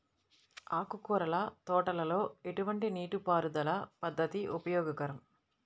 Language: Telugu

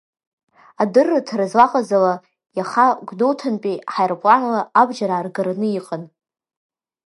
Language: Abkhazian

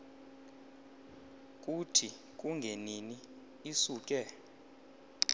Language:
Xhosa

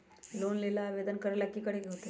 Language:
Magahi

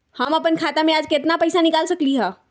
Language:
Magahi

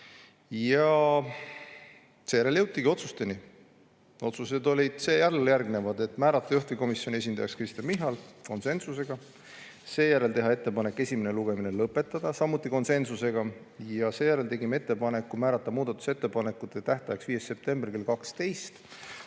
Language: Estonian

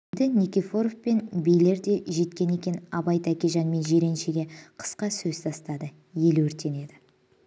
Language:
Kazakh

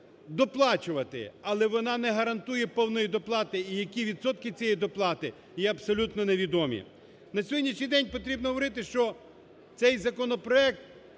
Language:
Ukrainian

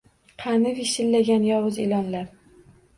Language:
Uzbek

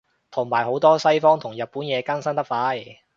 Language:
Cantonese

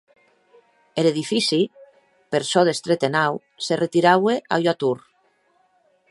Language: Occitan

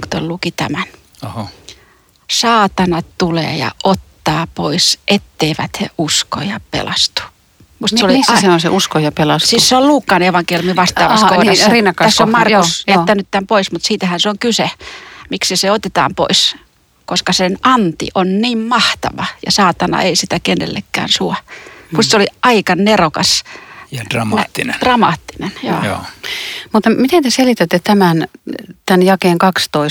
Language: Finnish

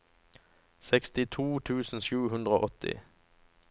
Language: Norwegian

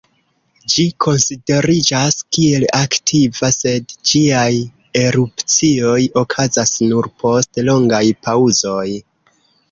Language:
Esperanto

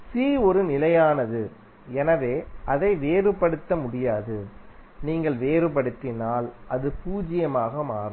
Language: Tamil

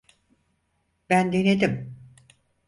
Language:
Turkish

